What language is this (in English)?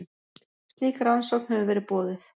Icelandic